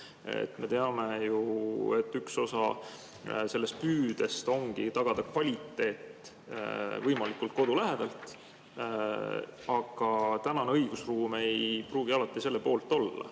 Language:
Estonian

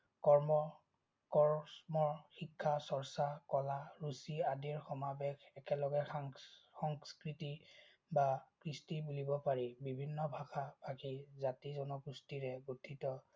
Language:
Assamese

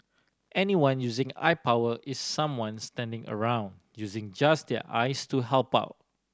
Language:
English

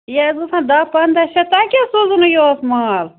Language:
Kashmiri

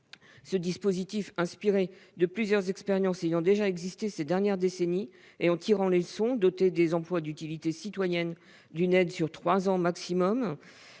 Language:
French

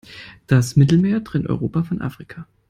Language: German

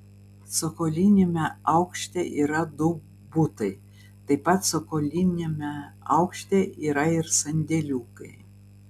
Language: Lithuanian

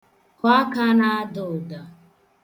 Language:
Igbo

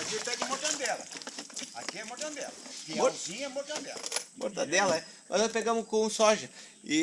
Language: Portuguese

